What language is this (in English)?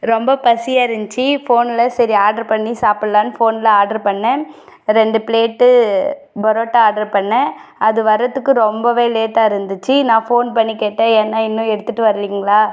Tamil